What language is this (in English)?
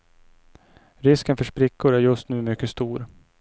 Swedish